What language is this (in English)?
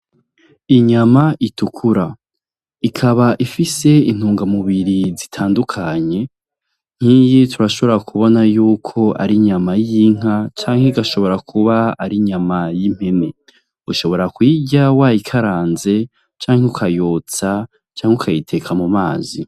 Rundi